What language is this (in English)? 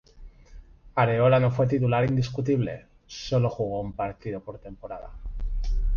Spanish